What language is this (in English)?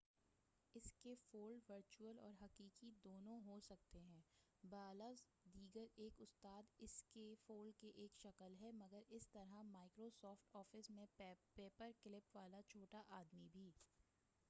Urdu